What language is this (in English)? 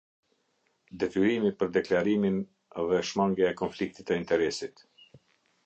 Albanian